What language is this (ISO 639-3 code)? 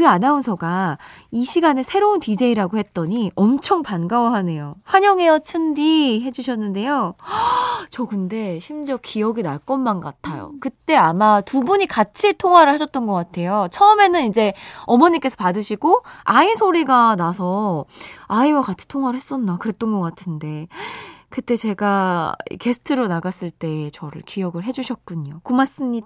kor